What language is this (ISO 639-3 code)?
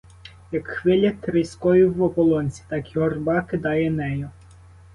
ukr